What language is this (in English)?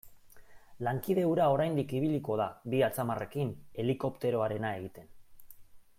Basque